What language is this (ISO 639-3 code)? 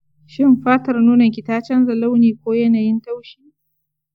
hau